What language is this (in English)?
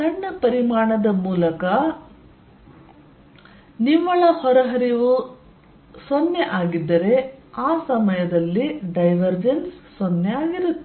Kannada